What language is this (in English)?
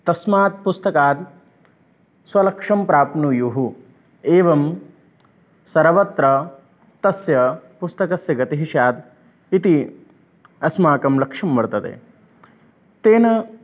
Sanskrit